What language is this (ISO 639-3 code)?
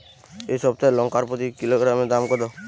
ben